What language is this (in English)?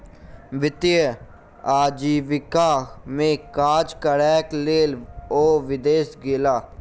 Maithili